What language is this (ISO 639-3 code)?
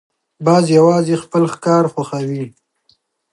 pus